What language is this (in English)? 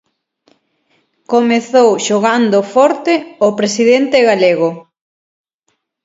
Galician